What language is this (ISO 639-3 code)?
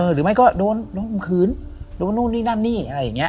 tha